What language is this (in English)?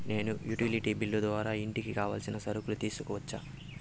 Telugu